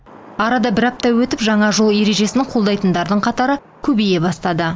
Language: Kazakh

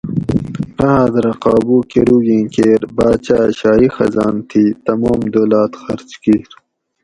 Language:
Gawri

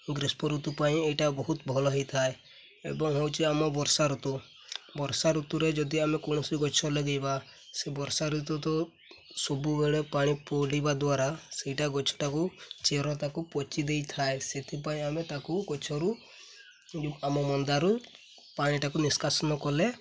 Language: Odia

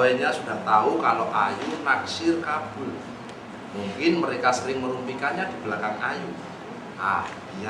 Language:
Indonesian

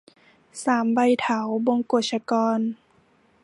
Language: Thai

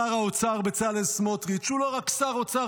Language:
Hebrew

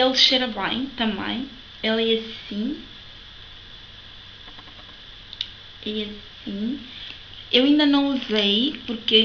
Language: Portuguese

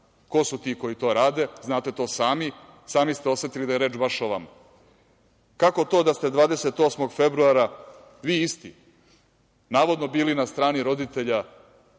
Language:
Serbian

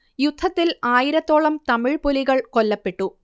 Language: Malayalam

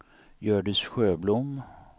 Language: Swedish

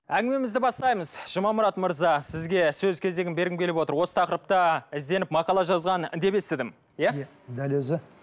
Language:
Kazakh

